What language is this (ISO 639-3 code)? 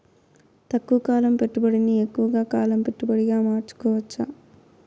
tel